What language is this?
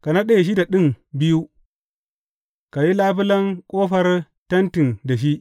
Hausa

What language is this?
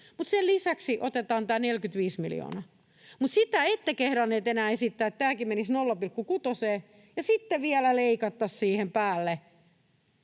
Finnish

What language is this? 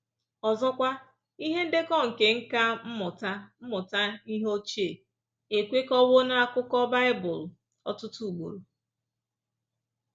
Igbo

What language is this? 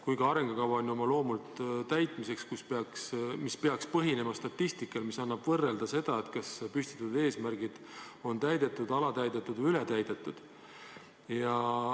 Estonian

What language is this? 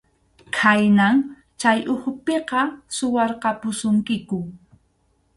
Arequipa-La Unión Quechua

